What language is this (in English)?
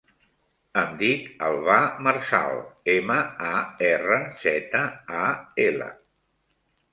Catalan